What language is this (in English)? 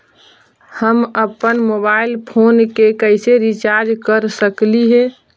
Magahi